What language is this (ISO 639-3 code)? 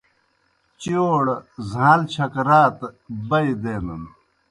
plk